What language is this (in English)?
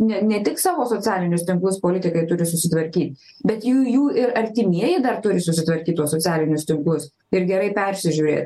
Lithuanian